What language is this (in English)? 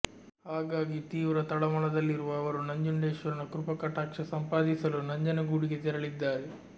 Kannada